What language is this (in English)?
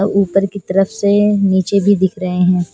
Hindi